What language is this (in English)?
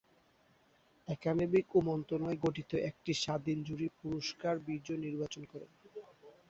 Bangla